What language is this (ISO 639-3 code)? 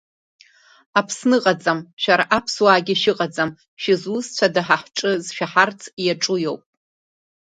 abk